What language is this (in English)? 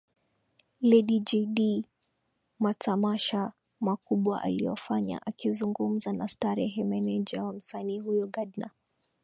Swahili